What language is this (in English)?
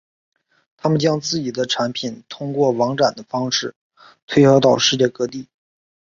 Chinese